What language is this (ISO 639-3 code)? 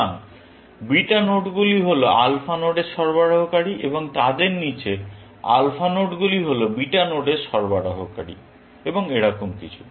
ben